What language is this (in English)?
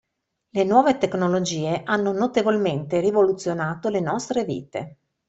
Italian